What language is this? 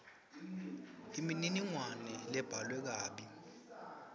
Swati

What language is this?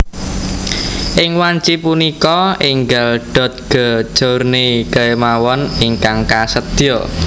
Javanese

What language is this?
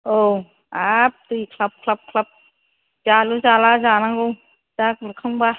Bodo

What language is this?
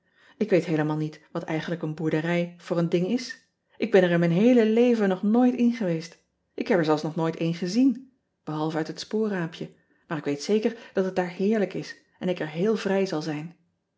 Dutch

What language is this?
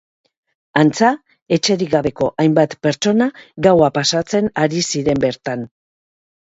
Basque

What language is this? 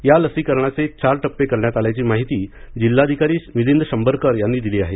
Marathi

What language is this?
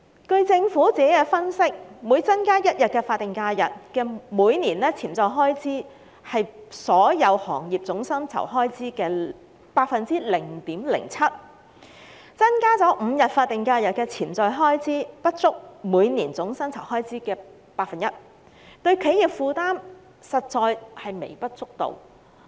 Cantonese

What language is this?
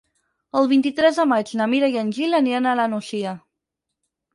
Catalan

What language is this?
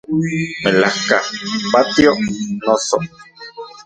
Central Puebla Nahuatl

